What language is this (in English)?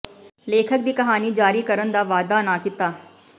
Punjabi